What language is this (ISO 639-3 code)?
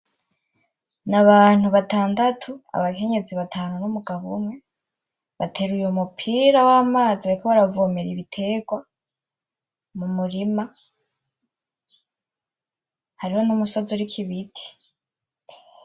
run